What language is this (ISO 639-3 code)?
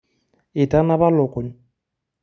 mas